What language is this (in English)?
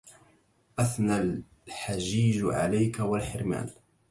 Arabic